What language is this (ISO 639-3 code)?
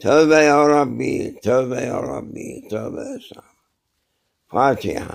tur